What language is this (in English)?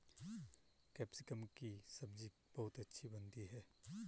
Hindi